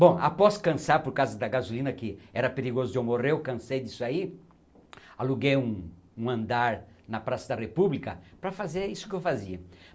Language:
Portuguese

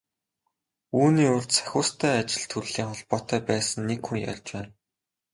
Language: Mongolian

